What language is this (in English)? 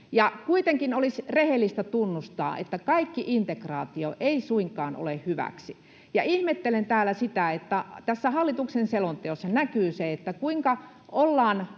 Finnish